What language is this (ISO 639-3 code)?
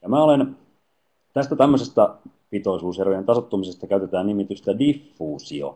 fin